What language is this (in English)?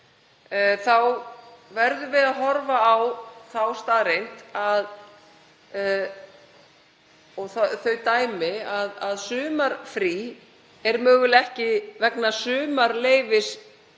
Icelandic